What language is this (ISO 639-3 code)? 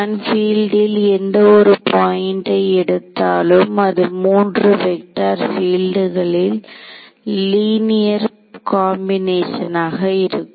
tam